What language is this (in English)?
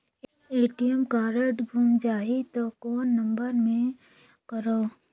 Chhattisgarhi